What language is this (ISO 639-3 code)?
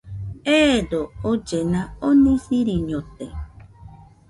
hux